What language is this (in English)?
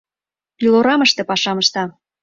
Mari